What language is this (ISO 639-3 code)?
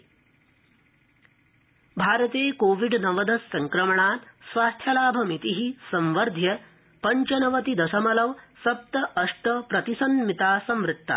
san